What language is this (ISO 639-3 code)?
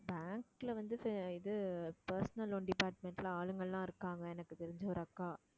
tam